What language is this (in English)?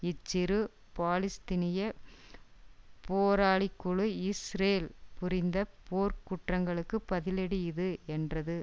Tamil